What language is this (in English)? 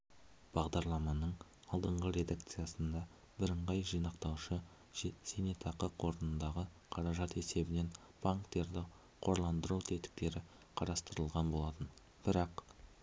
Kazakh